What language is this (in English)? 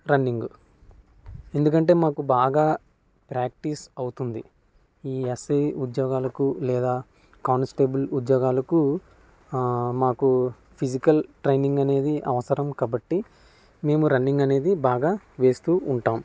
Telugu